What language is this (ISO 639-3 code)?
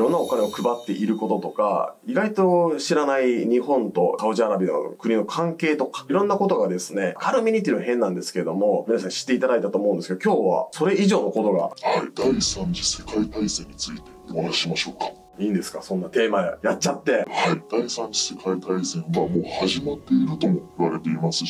jpn